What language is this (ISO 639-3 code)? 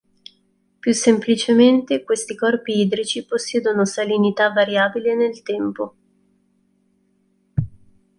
ita